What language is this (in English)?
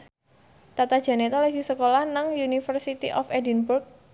Javanese